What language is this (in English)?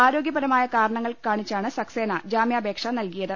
Malayalam